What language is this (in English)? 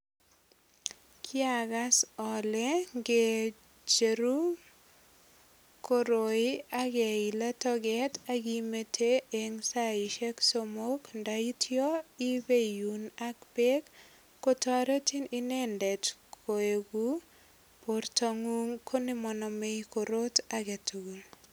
Kalenjin